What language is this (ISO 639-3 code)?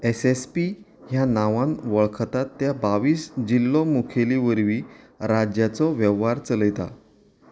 kok